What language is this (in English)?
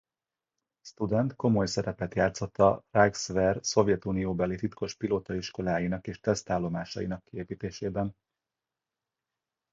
Hungarian